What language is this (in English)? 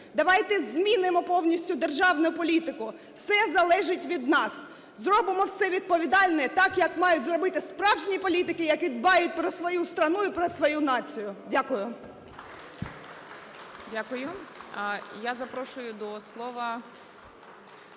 Ukrainian